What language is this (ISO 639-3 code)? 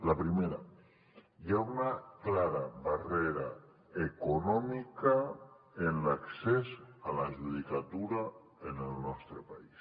cat